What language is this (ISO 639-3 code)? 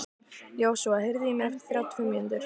isl